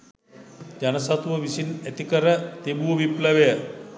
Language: Sinhala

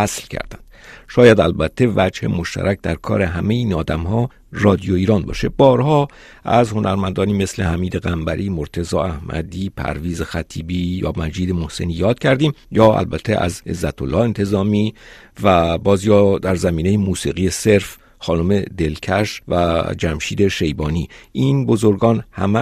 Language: Persian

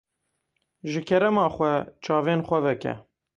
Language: Kurdish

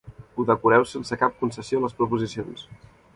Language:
Catalan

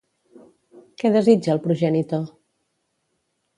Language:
Catalan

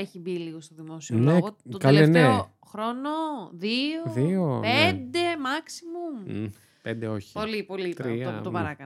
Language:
Greek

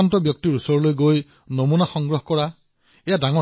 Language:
Assamese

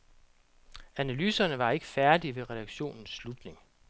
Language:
Danish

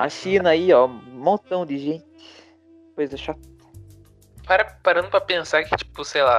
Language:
Portuguese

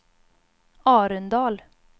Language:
Swedish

